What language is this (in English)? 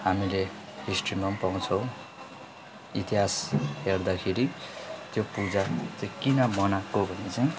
Nepali